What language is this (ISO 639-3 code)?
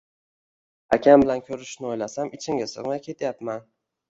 uzb